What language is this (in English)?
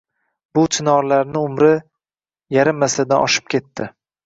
Uzbek